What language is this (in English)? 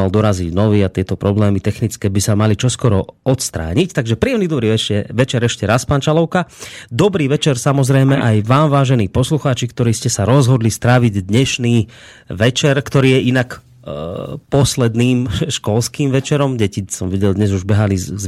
Slovak